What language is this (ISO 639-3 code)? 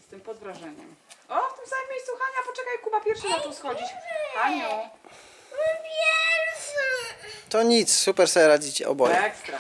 pol